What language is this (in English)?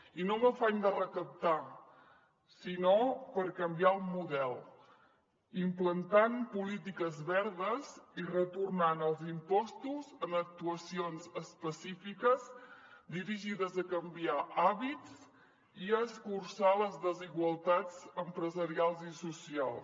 Catalan